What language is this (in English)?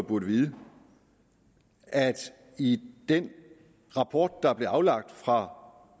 Danish